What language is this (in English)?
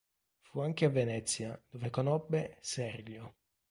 Italian